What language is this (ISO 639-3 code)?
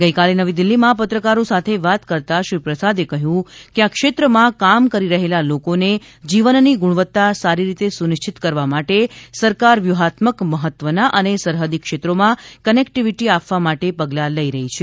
guj